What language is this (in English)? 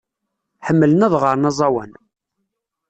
Kabyle